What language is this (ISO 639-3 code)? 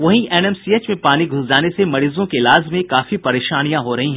hin